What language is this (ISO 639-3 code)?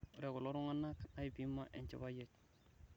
mas